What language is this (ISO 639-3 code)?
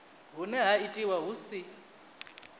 ven